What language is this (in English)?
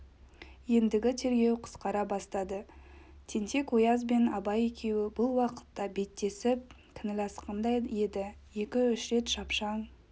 Kazakh